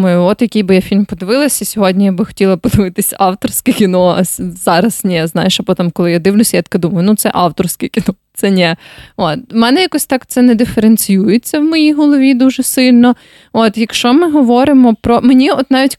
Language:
Ukrainian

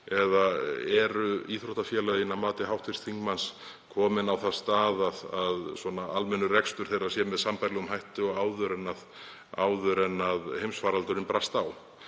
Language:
Icelandic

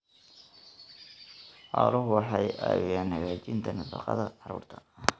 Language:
Somali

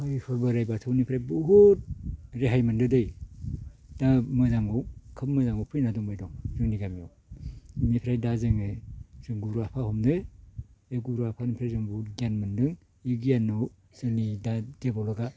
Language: Bodo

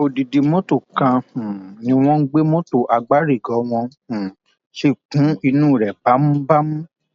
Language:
Yoruba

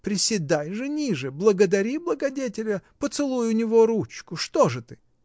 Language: Russian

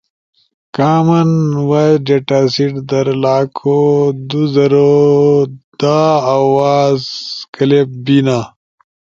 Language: Ushojo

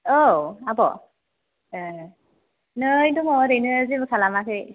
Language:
Bodo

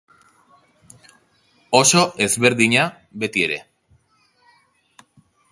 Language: Basque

